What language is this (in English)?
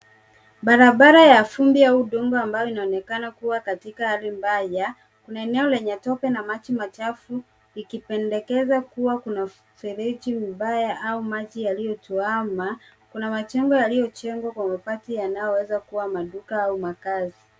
Swahili